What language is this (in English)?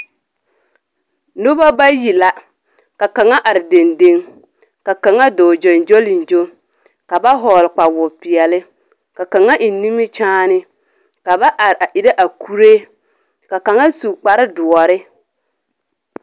Southern Dagaare